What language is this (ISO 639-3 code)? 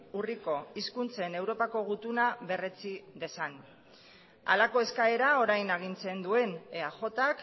eus